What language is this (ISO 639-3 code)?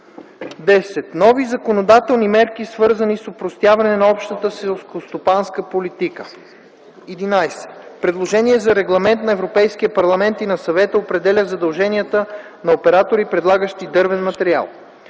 bul